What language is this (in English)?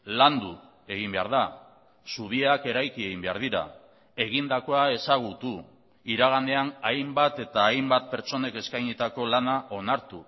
Basque